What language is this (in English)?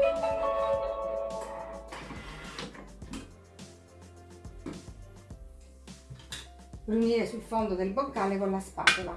Italian